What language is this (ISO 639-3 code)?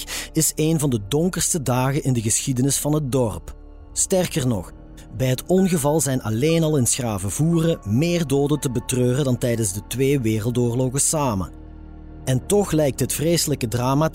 nld